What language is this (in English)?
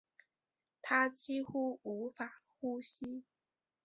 Chinese